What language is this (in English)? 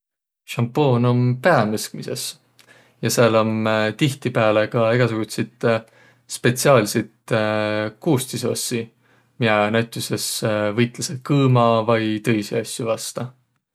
Võro